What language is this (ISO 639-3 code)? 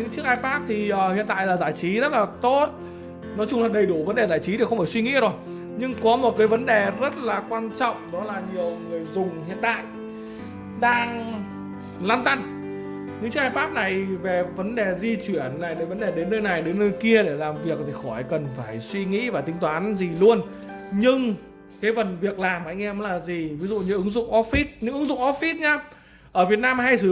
vie